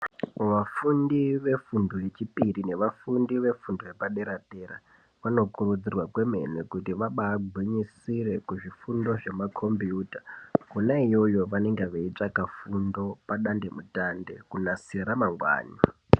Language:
Ndau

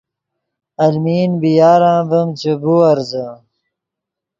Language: Yidgha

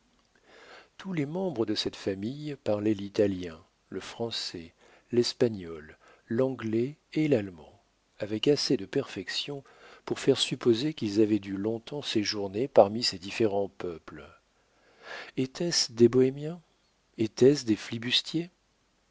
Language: French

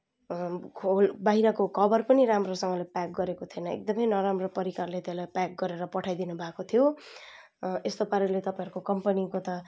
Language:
Nepali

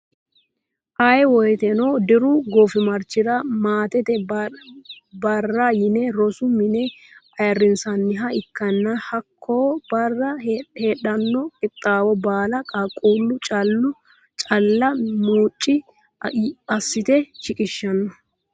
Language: Sidamo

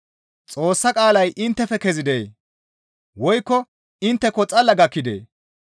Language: Gamo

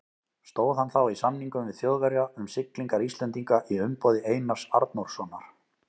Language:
Icelandic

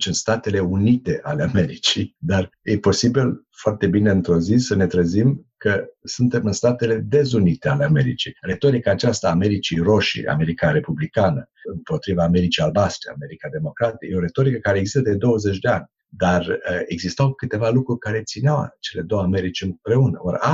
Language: Romanian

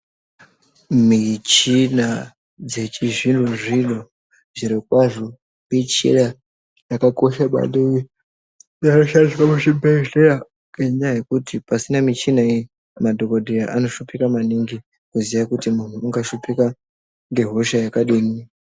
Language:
Ndau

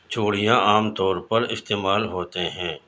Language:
Urdu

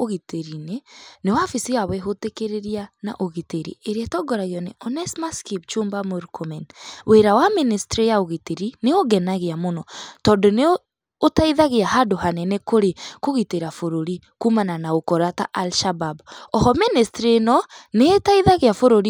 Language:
Kikuyu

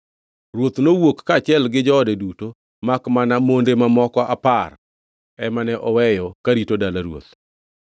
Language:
Luo (Kenya and Tanzania)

